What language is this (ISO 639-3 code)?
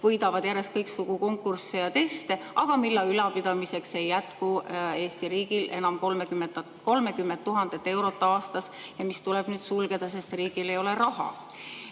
est